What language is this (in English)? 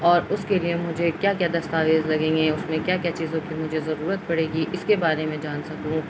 Urdu